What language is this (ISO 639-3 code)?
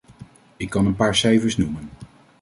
nld